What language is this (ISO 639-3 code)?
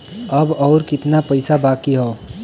bho